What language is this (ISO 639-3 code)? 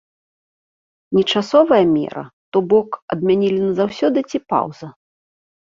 bel